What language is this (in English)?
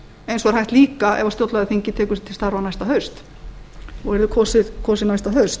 Icelandic